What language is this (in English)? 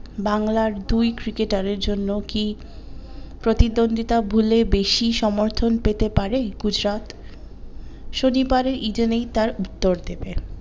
Bangla